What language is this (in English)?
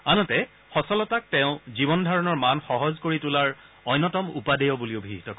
Assamese